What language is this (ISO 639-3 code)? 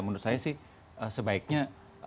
ind